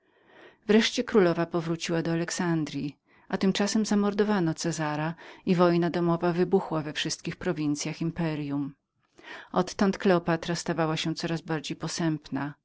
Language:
Polish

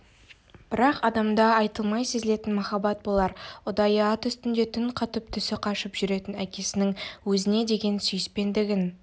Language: Kazakh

